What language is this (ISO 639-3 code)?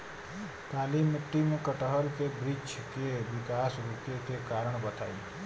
bho